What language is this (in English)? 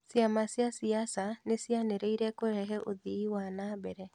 Kikuyu